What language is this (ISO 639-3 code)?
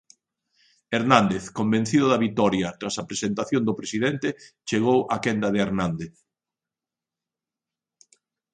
glg